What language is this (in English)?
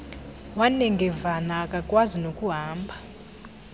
Xhosa